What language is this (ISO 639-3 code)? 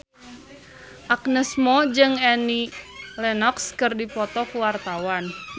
sun